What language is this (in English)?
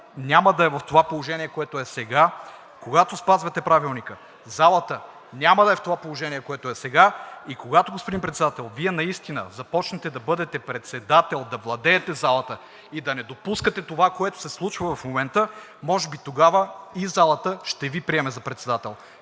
Bulgarian